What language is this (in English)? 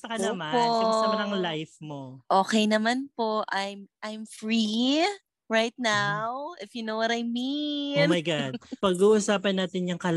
Filipino